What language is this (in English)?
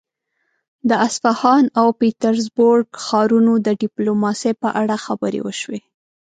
Pashto